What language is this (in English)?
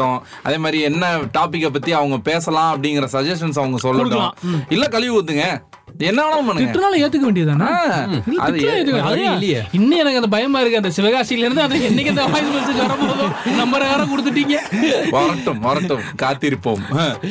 Tamil